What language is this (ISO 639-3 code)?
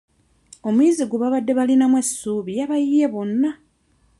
lug